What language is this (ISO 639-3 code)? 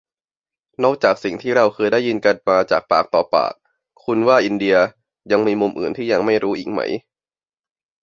tha